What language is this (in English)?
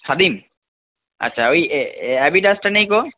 Bangla